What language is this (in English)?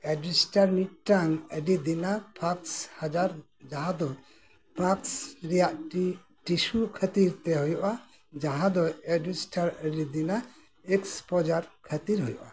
Santali